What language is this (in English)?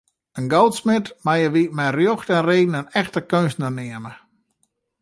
Western Frisian